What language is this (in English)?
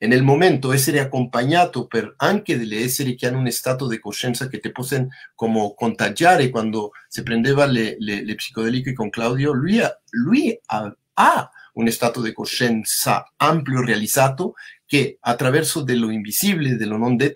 Italian